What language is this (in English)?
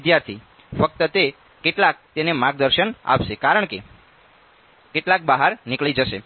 Gujarati